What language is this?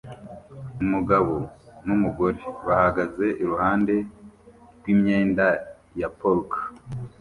Kinyarwanda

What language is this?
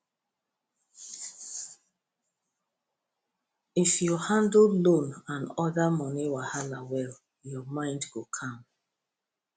Nigerian Pidgin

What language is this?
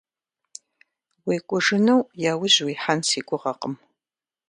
Kabardian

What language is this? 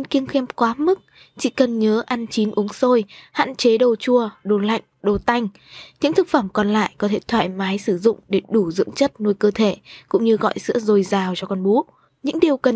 Vietnamese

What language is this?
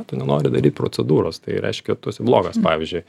Lithuanian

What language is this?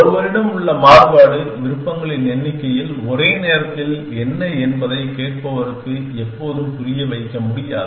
Tamil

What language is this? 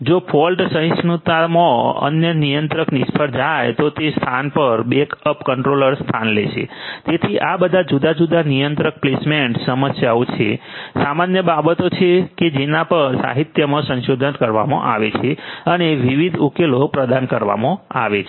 Gujarati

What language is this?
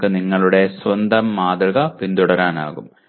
Malayalam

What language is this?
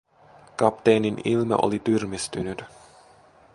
Finnish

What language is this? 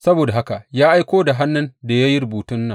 Hausa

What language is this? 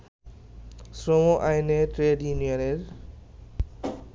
Bangla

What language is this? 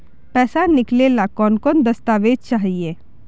Magahi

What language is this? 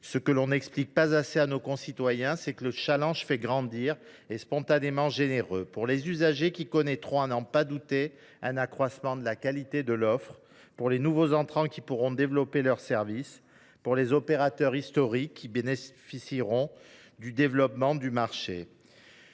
French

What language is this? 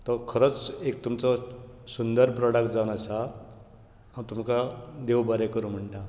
Konkani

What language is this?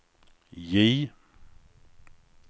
Swedish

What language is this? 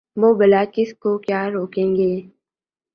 Urdu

